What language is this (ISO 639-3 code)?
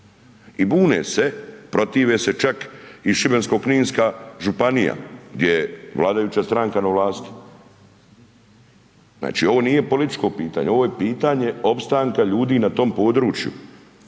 hrv